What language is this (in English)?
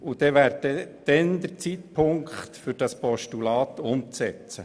Swiss German